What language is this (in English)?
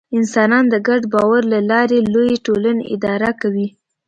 Pashto